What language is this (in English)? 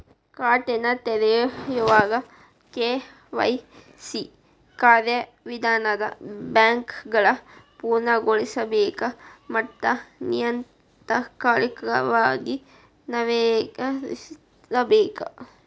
Kannada